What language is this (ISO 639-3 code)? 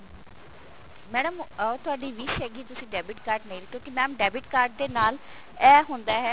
pan